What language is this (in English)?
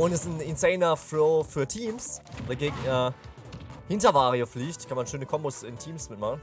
German